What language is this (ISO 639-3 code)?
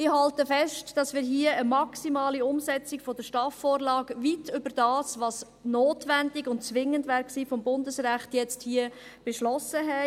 gsw